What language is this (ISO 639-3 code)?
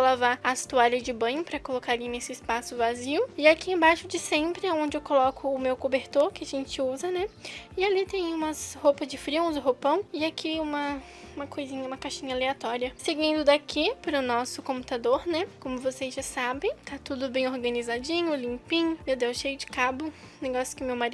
por